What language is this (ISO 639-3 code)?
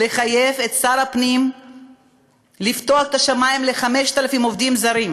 heb